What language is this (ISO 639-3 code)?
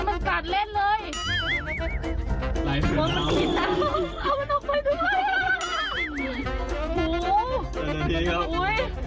tha